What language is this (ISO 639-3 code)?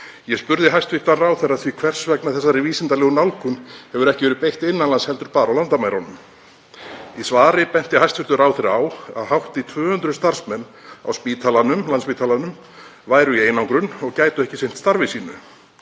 isl